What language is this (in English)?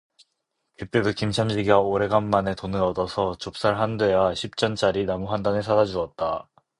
Korean